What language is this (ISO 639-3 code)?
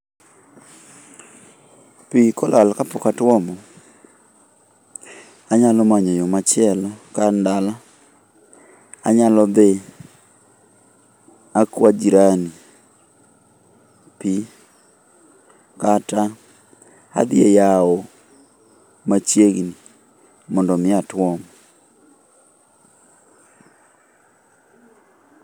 luo